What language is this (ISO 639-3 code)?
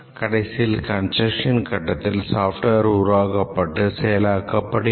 tam